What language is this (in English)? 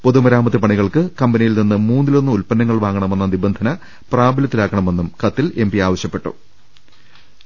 Malayalam